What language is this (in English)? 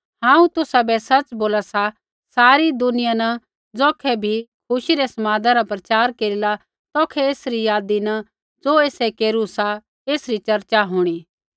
Kullu Pahari